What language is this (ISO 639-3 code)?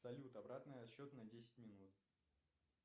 rus